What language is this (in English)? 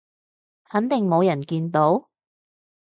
Cantonese